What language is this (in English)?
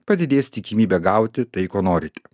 Lithuanian